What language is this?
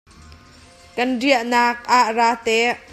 Hakha Chin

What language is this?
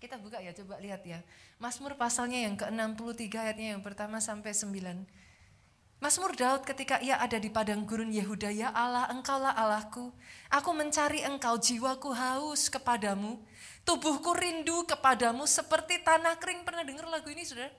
Indonesian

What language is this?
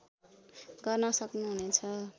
Nepali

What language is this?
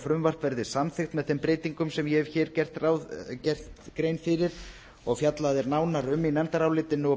Icelandic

